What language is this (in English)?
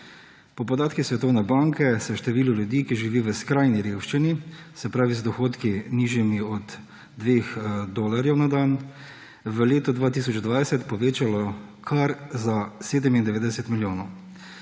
Slovenian